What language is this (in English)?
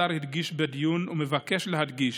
Hebrew